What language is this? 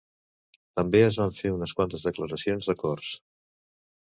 Catalan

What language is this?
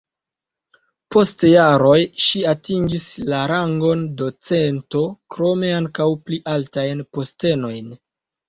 Esperanto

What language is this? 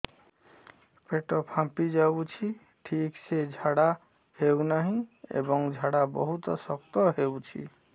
Odia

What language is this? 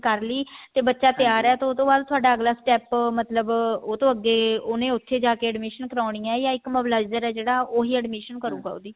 Punjabi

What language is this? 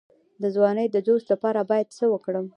Pashto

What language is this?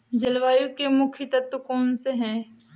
Hindi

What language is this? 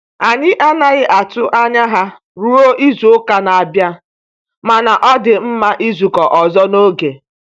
Igbo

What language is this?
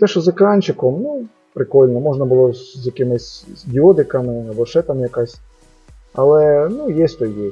Ukrainian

